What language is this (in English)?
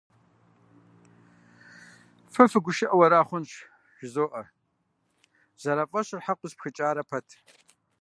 Kabardian